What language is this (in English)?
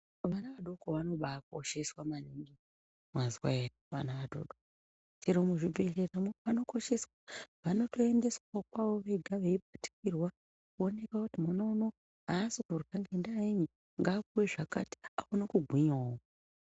Ndau